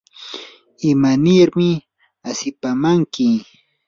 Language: Yanahuanca Pasco Quechua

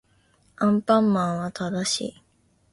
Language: Japanese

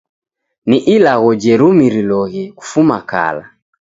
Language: Taita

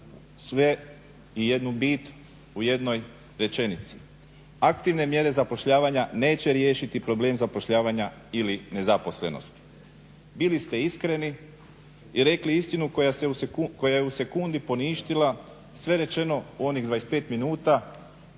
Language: Croatian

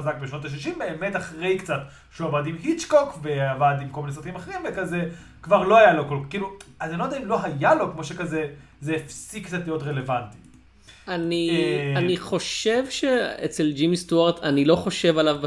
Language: Hebrew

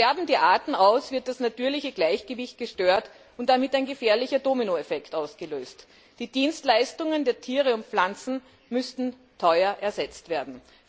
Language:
German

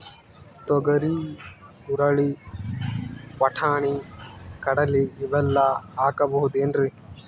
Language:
Kannada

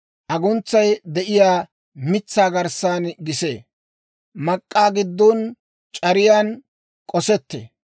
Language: Dawro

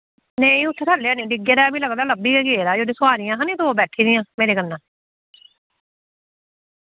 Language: Dogri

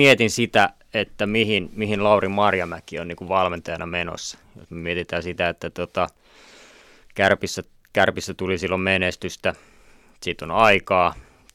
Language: Finnish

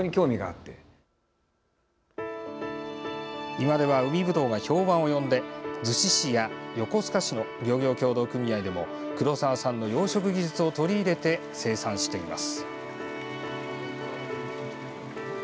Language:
Japanese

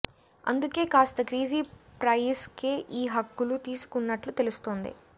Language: Telugu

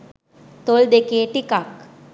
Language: Sinhala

